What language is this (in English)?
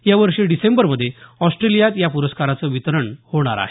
Marathi